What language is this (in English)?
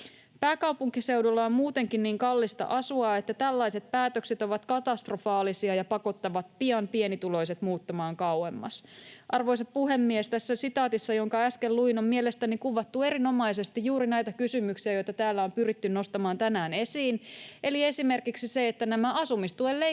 Finnish